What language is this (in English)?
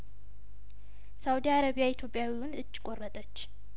Amharic